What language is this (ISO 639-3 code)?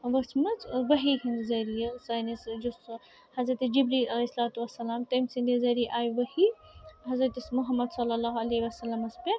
kas